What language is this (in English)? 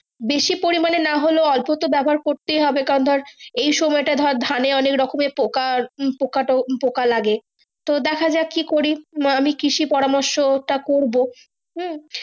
Bangla